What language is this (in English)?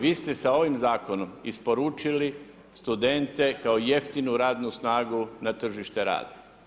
Croatian